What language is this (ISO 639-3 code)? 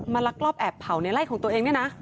tha